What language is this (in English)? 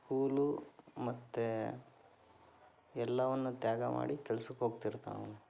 Kannada